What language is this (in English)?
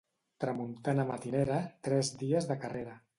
Catalan